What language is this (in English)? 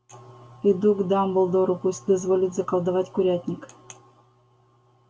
Russian